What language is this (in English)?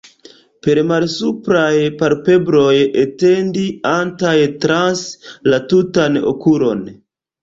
Esperanto